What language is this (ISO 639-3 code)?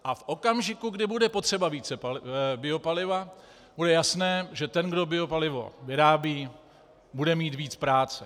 ces